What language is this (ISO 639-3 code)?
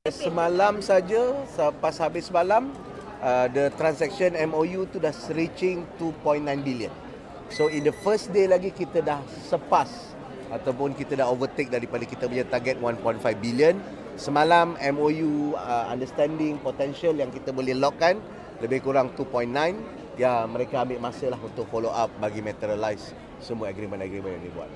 msa